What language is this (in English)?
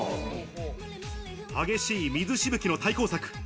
Japanese